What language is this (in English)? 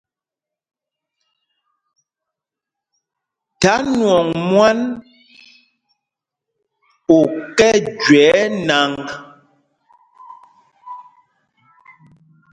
Mpumpong